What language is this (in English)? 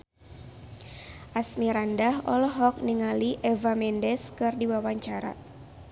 Sundanese